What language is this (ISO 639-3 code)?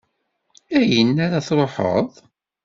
kab